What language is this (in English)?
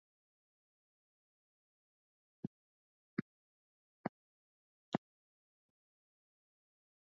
Swahili